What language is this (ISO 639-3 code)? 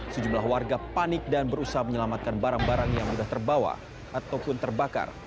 ind